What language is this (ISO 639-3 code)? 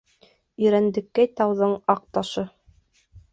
bak